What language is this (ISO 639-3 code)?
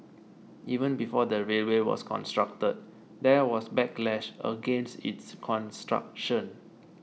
eng